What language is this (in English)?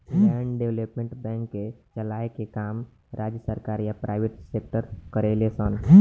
Bhojpuri